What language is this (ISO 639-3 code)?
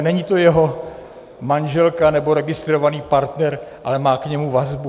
ces